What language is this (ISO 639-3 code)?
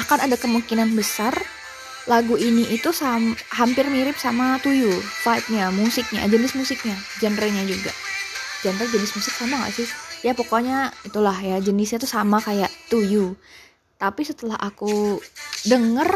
ind